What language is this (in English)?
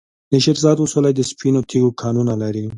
Pashto